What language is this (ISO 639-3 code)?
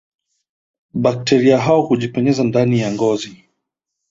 swa